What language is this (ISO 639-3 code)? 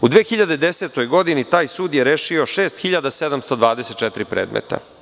srp